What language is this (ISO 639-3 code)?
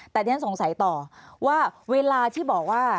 tha